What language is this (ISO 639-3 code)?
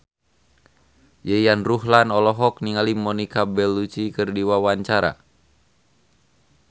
sun